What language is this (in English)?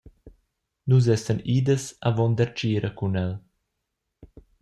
Romansh